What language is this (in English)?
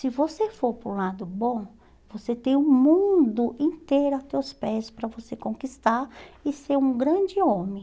Portuguese